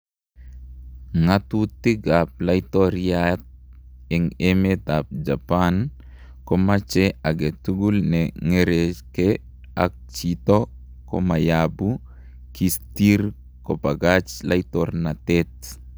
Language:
Kalenjin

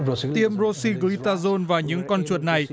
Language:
Vietnamese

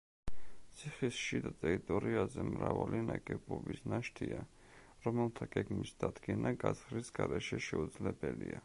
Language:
Georgian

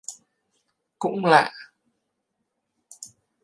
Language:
Vietnamese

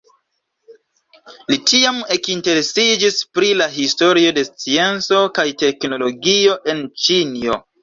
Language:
Esperanto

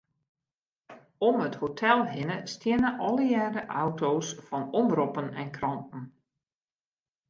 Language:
Western Frisian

